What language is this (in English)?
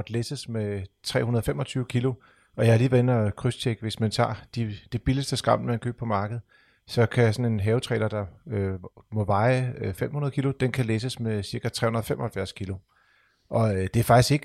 Danish